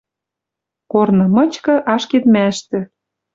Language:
Western Mari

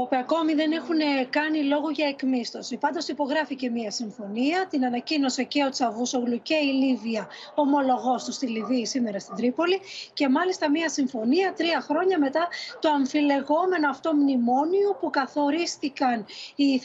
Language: Greek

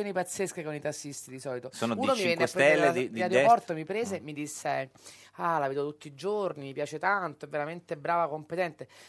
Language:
Italian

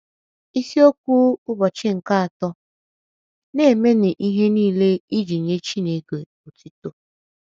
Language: Igbo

